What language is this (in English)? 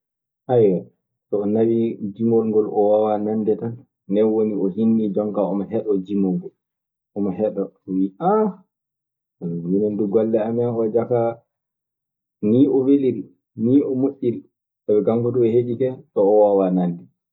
Maasina Fulfulde